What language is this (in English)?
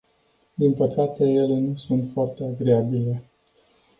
Romanian